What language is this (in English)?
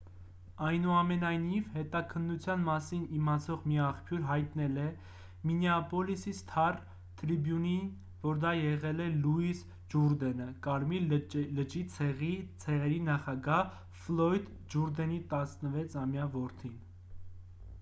Armenian